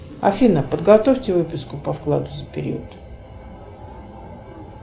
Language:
Russian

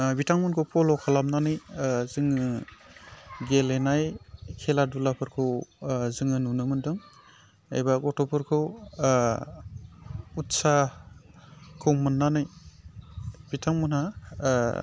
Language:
Bodo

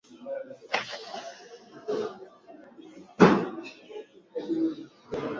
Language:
Swahili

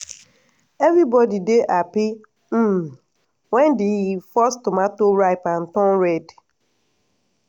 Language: Nigerian Pidgin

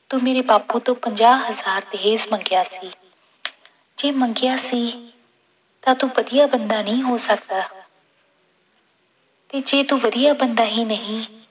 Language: Punjabi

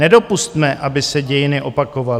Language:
Czech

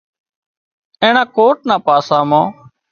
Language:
Wadiyara Koli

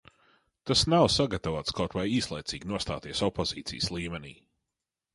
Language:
Latvian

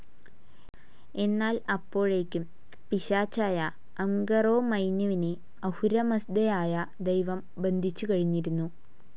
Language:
Malayalam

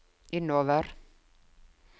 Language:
Norwegian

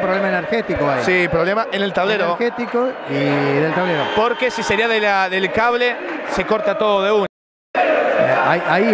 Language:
Spanish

